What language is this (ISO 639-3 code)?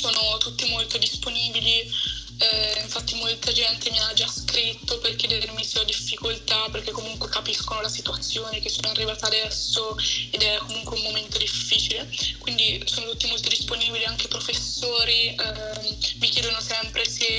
ita